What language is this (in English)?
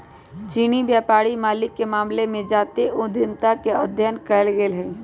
Magahi